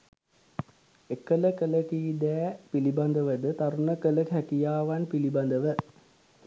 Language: Sinhala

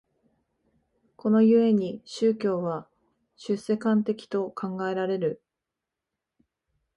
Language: Japanese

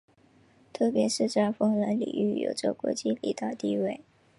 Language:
Chinese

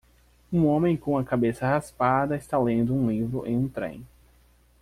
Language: Portuguese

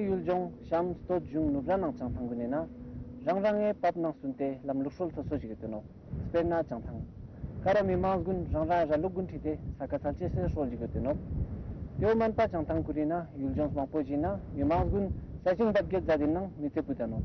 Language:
Romanian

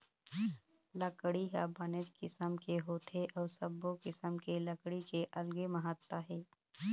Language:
Chhattisgarhi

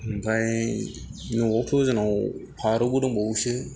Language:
Bodo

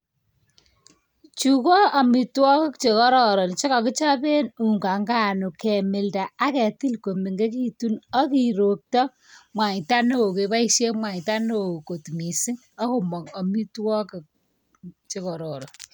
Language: Kalenjin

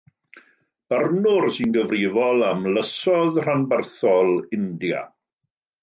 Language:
Welsh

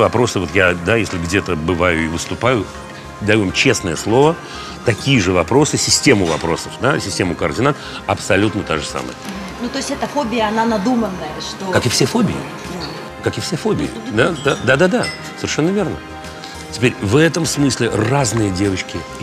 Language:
Russian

